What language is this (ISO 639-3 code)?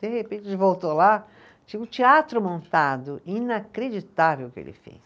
por